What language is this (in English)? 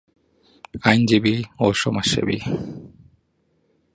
Bangla